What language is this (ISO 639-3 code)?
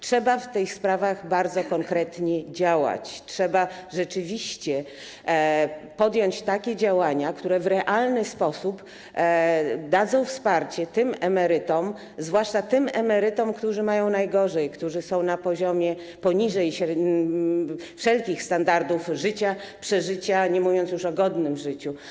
pol